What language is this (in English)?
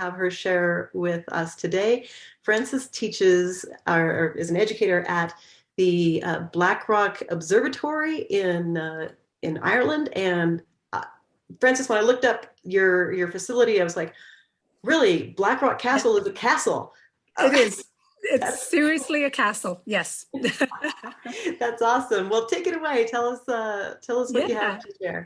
English